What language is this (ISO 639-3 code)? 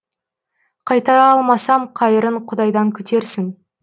kaz